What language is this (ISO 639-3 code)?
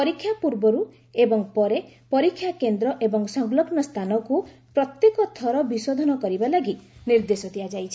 ori